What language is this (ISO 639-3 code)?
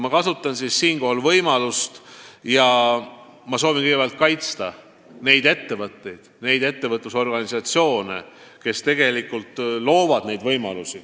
est